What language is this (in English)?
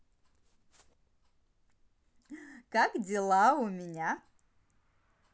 Russian